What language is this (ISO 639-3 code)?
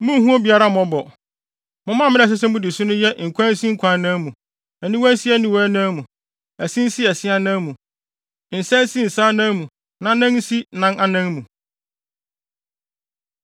aka